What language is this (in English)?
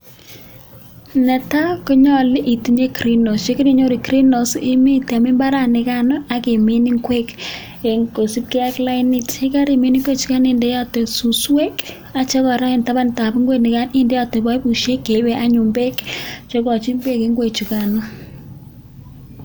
Kalenjin